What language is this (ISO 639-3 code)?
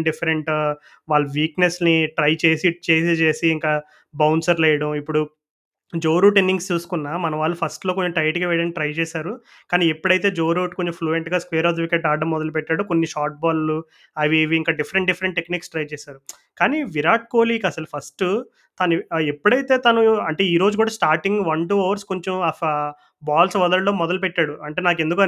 tel